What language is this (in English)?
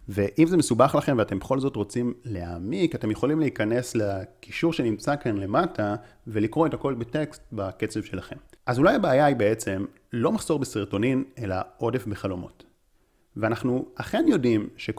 Hebrew